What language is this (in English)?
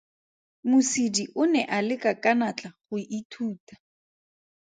Tswana